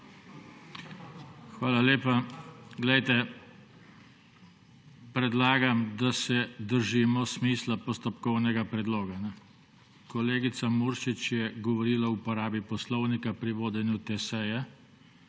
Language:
Slovenian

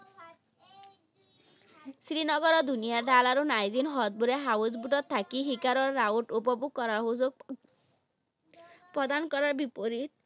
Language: Assamese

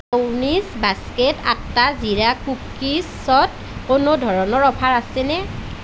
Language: Assamese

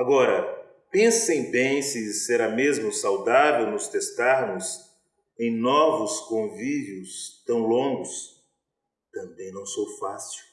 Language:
Portuguese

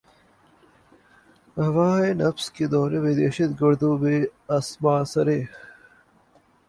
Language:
Urdu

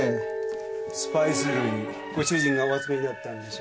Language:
Japanese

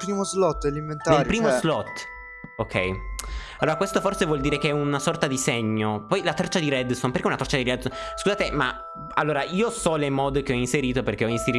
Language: Italian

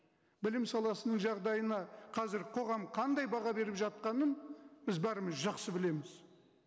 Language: Kazakh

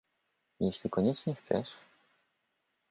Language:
Polish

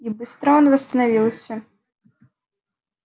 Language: Russian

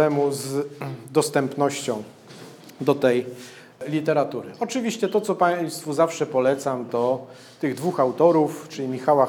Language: Polish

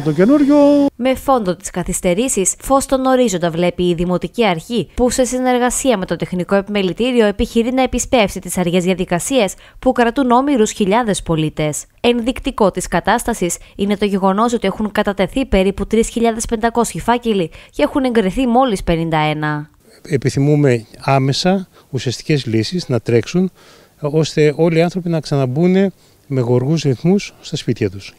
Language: Greek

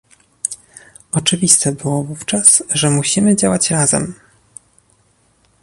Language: Polish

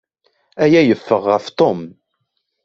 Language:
Kabyle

